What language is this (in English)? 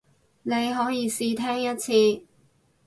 Cantonese